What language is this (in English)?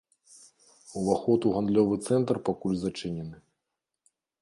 Belarusian